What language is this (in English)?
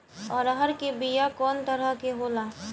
Bhojpuri